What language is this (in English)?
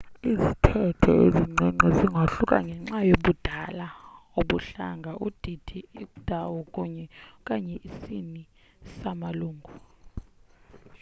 Xhosa